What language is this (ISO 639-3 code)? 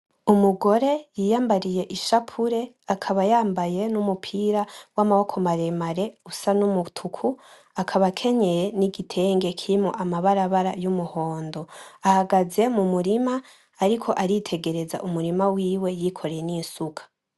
run